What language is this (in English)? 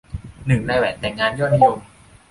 Thai